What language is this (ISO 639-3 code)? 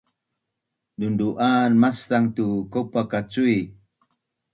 bnn